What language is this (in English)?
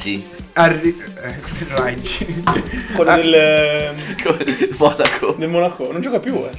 Italian